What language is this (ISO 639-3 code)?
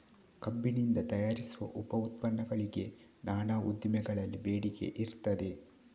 kan